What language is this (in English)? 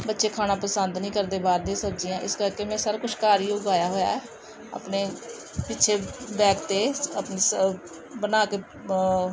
Punjabi